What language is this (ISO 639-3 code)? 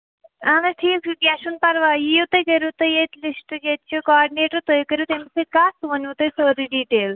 kas